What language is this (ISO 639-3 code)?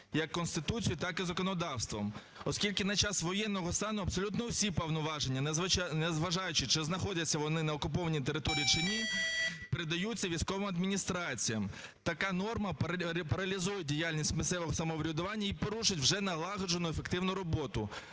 ukr